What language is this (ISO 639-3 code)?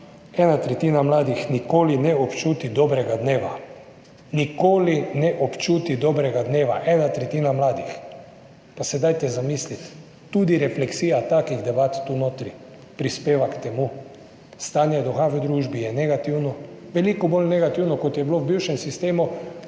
slv